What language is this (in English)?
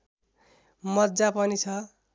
Nepali